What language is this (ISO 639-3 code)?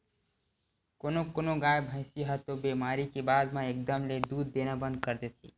hne